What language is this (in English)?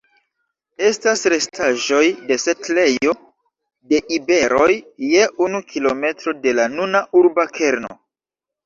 Esperanto